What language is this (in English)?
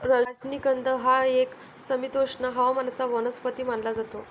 Marathi